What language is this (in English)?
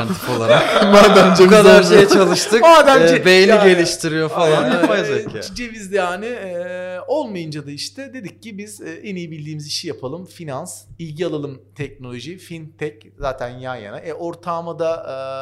Turkish